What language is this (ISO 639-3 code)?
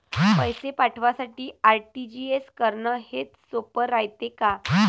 mar